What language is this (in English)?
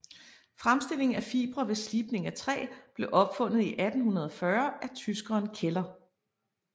Danish